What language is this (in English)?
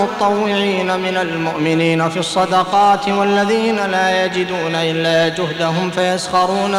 Arabic